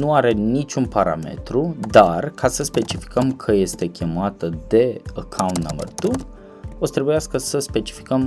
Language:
Romanian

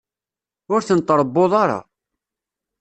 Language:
Kabyle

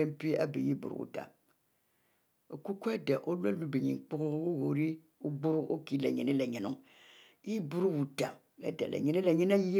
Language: Mbe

